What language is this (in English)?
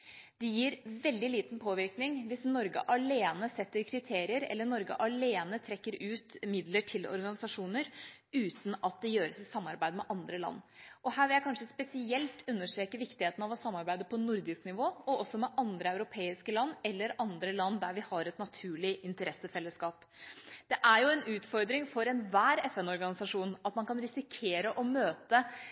Norwegian Bokmål